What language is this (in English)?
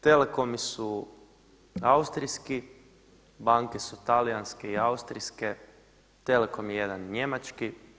Croatian